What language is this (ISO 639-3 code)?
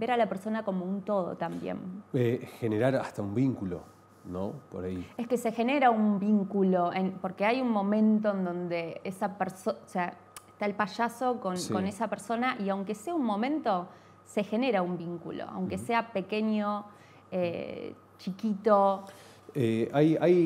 spa